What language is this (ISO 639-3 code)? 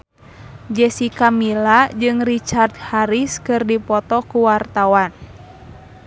sun